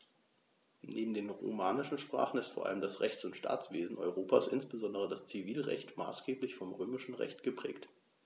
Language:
German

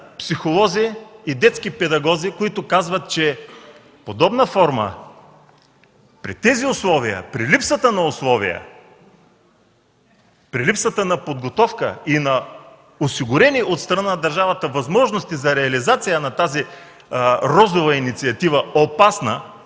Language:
Bulgarian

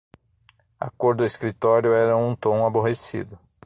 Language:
Portuguese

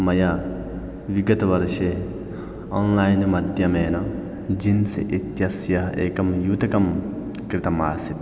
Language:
Sanskrit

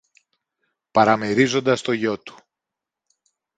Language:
Greek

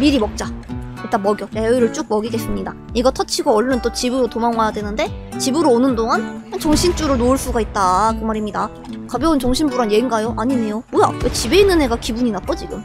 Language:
Korean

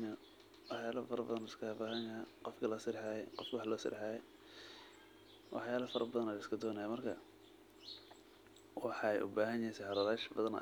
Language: Somali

